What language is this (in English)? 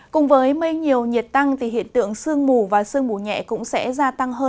Vietnamese